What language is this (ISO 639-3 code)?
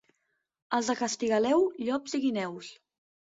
cat